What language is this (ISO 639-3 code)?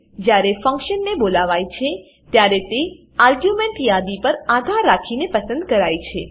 guj